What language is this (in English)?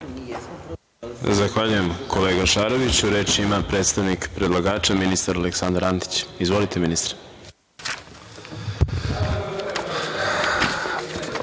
Serbian